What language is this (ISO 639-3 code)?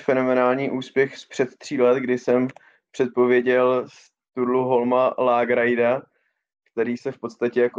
ces